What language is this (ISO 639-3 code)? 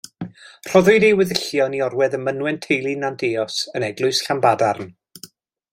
cym